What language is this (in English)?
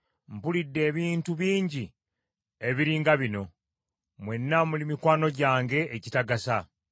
Ganda